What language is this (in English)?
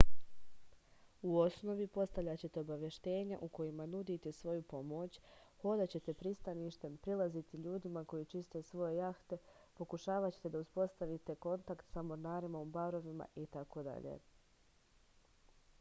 Serbian